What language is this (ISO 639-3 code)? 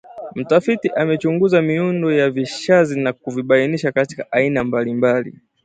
swa